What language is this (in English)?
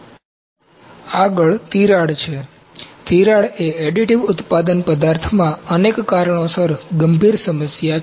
Gujarati